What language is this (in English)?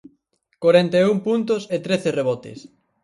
Galician